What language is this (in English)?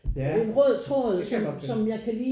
Danish